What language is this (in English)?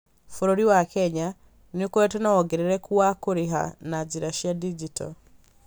Kikuyu